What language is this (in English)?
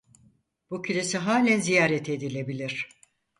Turkish